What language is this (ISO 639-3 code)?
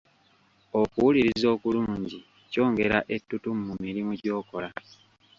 lug